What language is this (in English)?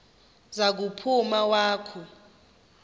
Xhosa